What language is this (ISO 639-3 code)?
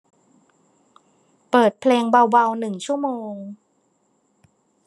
tha